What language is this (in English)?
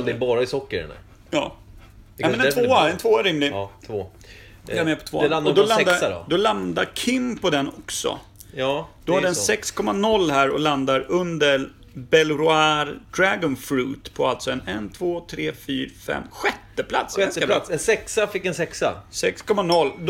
Swedish